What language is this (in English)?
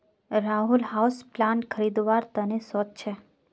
Magahi